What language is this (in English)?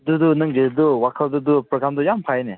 Manipuri